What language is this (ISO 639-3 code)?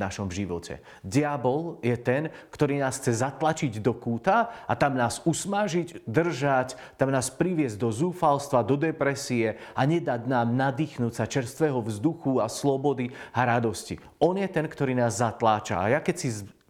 slk